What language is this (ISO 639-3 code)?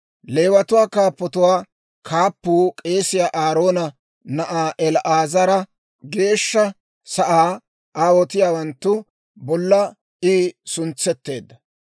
dwr